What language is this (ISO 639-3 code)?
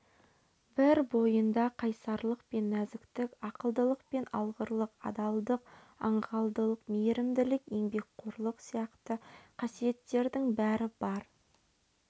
kaz